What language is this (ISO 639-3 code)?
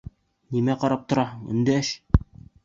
bak